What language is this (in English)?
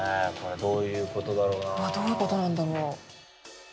Japanese